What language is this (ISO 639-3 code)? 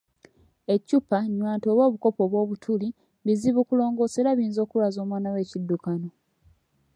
lug